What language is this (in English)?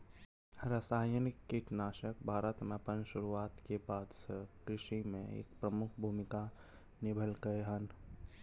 Maithili